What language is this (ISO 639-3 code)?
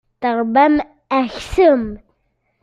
kab